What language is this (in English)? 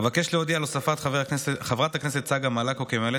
Hebrew